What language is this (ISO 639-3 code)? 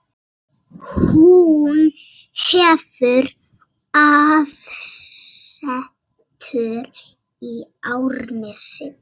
isl